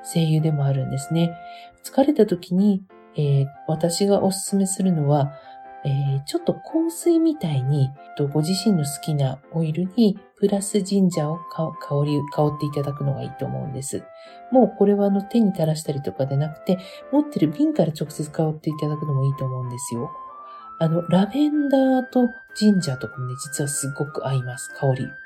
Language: Japanese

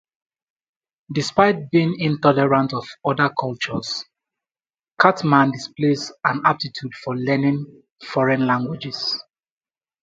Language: English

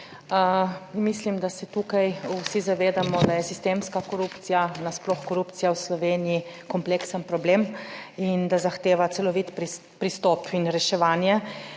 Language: Slovenian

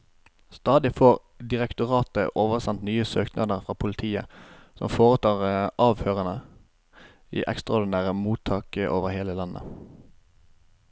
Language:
Norwegian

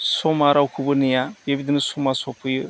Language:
Bodo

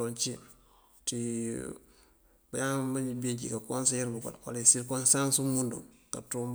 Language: Mandjak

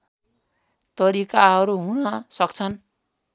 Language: Nepali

